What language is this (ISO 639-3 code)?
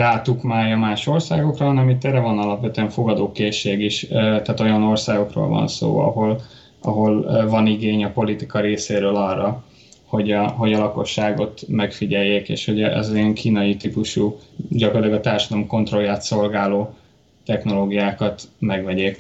hun